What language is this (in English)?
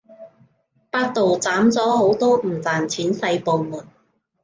Cantonese